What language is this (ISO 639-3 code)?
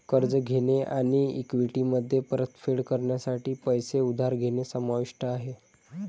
mar